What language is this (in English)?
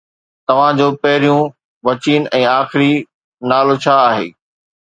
Sindhi